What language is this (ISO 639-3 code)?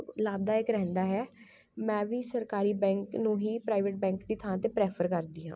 pan